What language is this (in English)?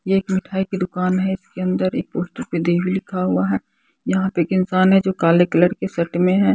Hindi